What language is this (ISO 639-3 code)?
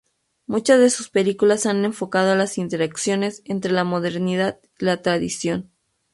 spa